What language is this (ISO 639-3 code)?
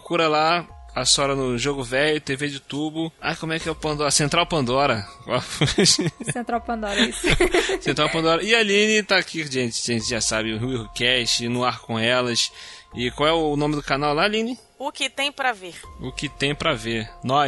por